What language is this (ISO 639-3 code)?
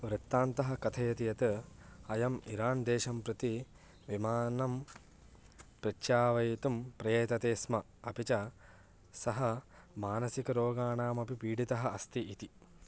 san